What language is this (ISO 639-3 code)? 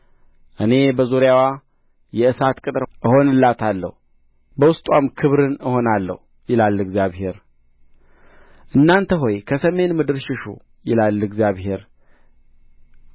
amh